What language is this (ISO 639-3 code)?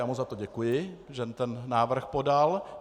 ces